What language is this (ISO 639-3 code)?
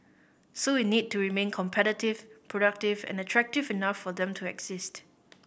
eng